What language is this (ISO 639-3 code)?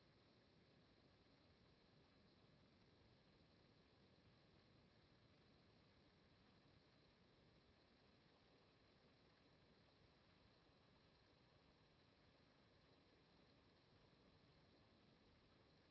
ita